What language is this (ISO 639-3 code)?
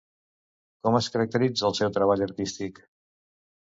cat